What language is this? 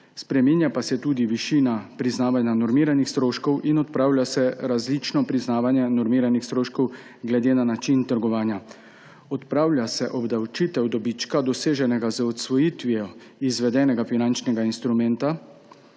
Slovenian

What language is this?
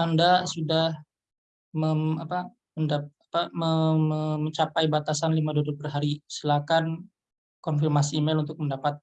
Indonesian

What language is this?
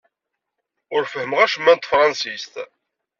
Kabyle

